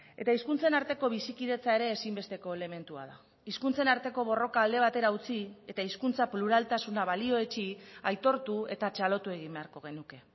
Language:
Basque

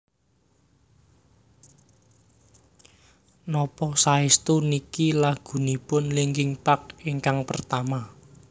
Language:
Javanese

